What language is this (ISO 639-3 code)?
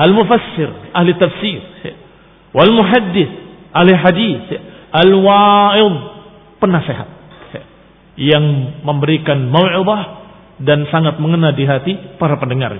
ind